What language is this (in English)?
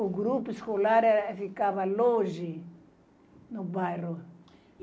Portuguese